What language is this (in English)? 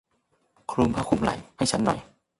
Thai